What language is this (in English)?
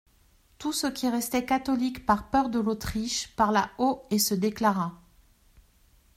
French